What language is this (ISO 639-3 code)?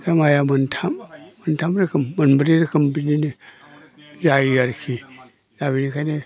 brx